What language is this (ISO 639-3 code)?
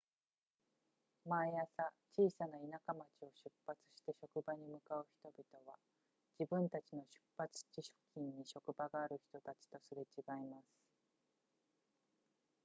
jpn